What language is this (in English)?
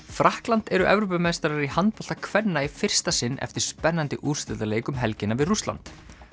Icelandic